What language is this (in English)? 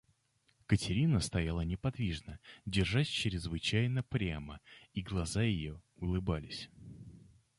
Russian